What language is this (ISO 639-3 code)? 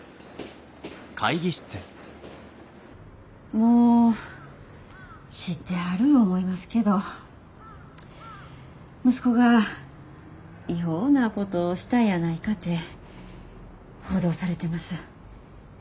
jpn